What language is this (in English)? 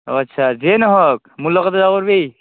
Assamese